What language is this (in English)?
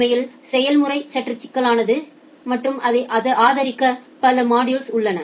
Tamil